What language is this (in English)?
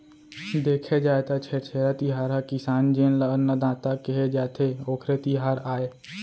Chhattisgarhi